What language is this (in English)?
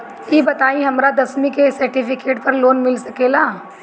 Bhojpuri